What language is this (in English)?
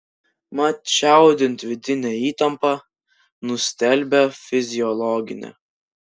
Lithuanian